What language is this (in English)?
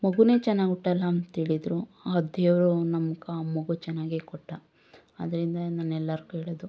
Kannada